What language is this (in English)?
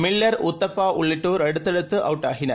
Tamil